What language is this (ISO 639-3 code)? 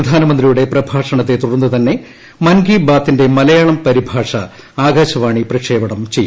mal